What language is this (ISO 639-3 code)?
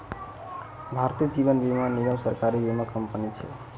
mai